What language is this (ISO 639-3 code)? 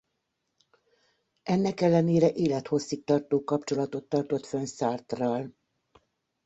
hun